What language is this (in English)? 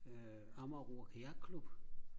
Danish